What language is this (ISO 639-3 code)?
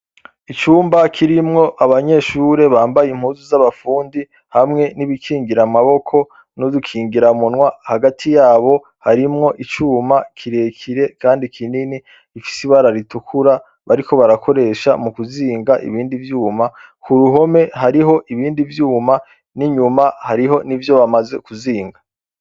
run